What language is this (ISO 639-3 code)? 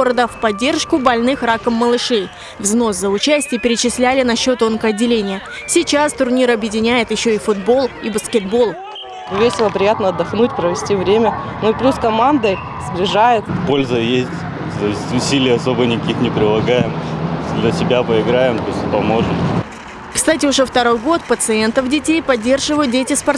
rus